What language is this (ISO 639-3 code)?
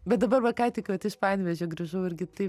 lit